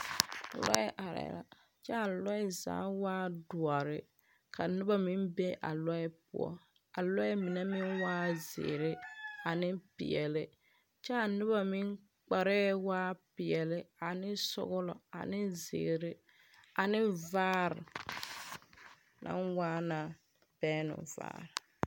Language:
Southern Dagaare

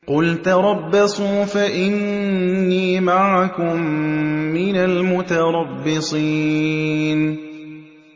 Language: Arabic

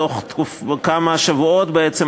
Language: Hebrew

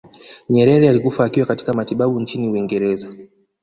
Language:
Swahili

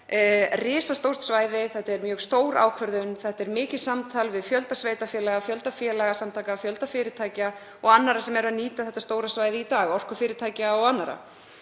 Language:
Icelandic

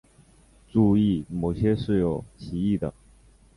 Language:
Chinese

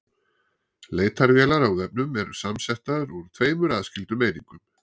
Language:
Icelandic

